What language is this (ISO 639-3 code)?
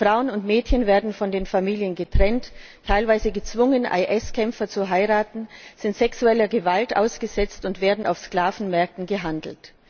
deu